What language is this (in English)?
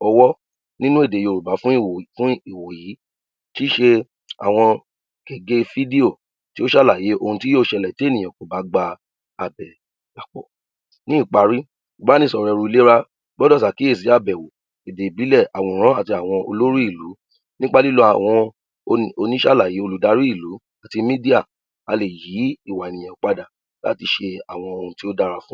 Yoruba